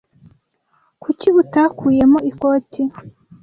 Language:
Kinyarwanda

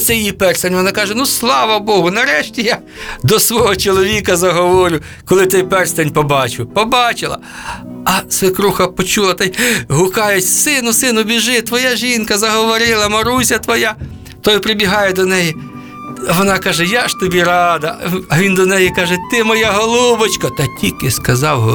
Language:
Ukrainian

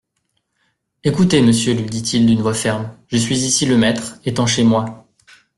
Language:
French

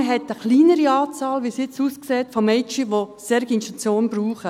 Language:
Swiss German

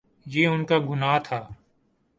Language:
Urdu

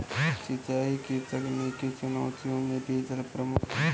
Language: Hindi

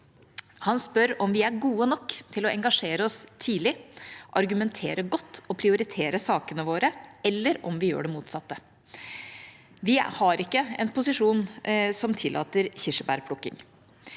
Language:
Norwegian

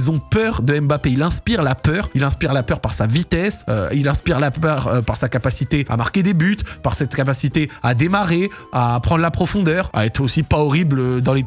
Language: French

